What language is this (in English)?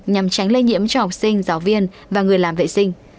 Vietnamese